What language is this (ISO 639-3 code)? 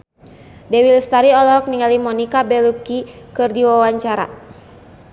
sun